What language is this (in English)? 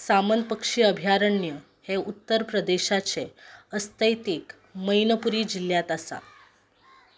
Konkani